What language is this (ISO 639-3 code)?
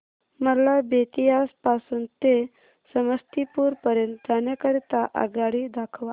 mar